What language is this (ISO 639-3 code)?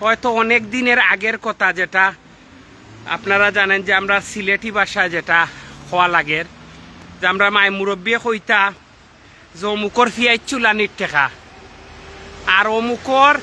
fas